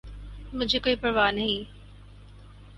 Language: Urdu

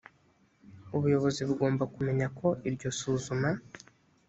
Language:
Kinyarwanda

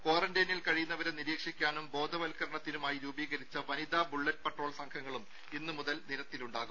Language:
Malayalam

